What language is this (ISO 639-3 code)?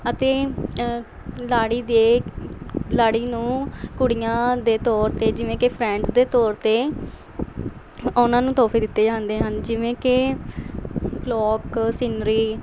pan